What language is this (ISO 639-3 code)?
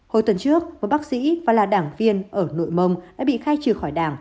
vie